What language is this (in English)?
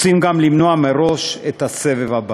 Hebrew